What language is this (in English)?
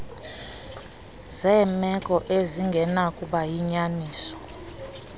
Xhosa